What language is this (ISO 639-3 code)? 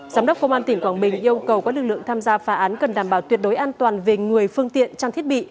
vie